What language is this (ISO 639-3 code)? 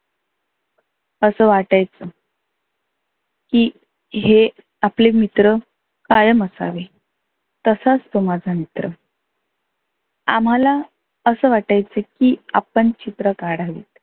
mar